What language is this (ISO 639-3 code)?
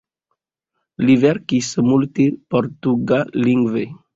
epo